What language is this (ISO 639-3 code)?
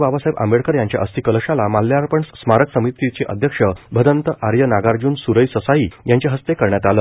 mar